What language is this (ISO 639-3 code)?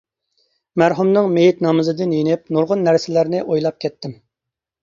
uig